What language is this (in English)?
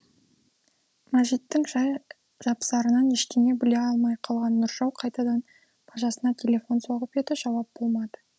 Kazakh